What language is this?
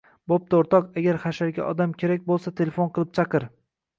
Uzbek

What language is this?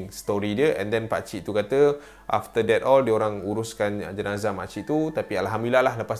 Malay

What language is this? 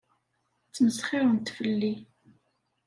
Kabyle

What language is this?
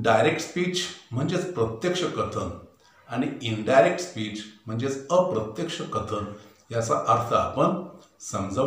Hindi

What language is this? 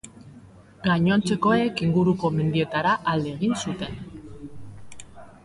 Basque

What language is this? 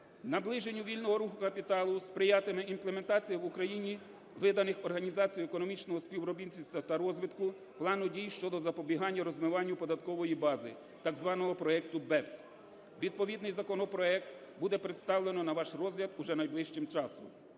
Ukrainian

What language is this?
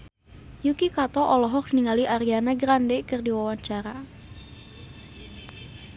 Sundanese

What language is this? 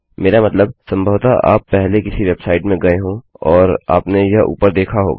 Hindi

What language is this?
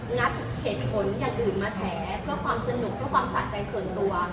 Thai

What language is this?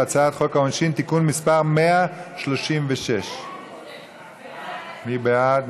Hebrew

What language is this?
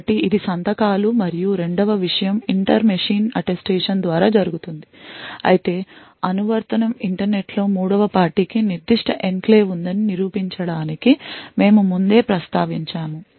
Telugu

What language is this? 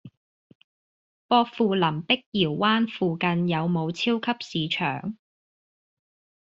Cantonese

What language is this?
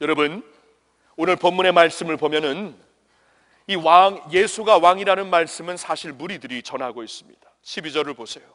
Korean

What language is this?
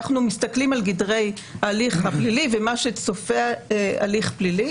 Hebrew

